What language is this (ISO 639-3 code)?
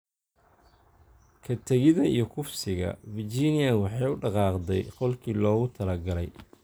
som